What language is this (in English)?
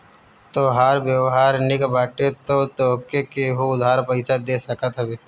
Bhojpuri